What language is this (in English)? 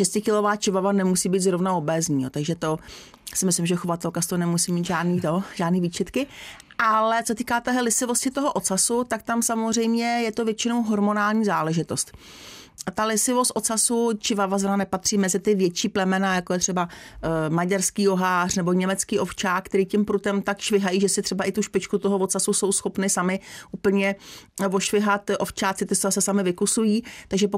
Czech